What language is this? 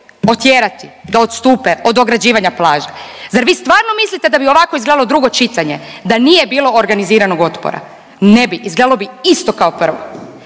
Croatian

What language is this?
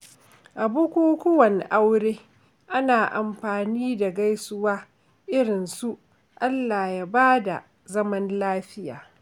Hausa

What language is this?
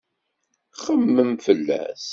Kabyle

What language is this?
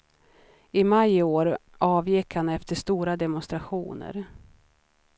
Swedish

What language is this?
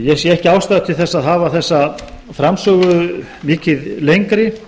Icelandic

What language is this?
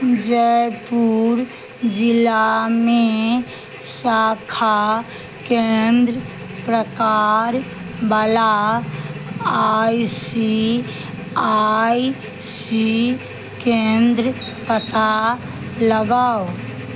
Maithili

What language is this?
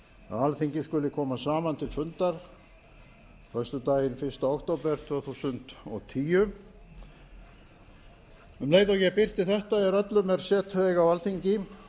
Icelandic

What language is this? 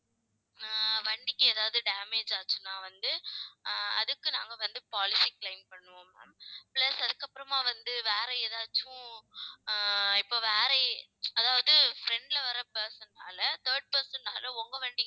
Tamil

